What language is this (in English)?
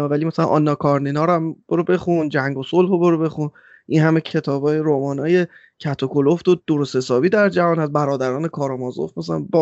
Persian